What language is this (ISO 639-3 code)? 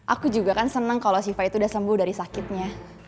ind